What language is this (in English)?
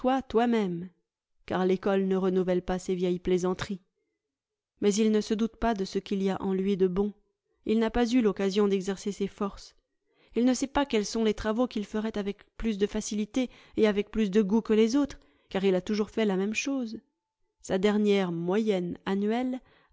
French